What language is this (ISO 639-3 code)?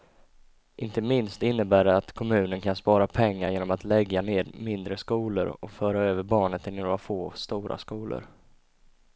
swe